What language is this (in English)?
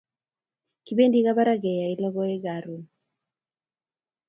Kalenjin